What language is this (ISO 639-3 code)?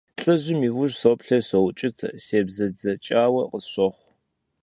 kbd